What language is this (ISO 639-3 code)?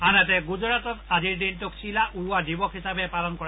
asm